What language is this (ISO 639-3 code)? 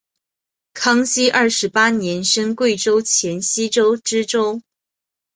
zho